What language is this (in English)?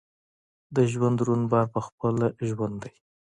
Pashto